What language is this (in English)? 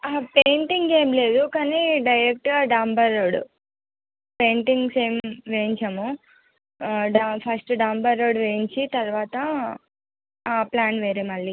Telugu